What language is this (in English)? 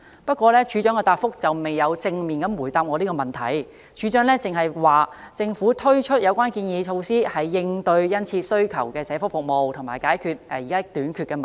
Cantonese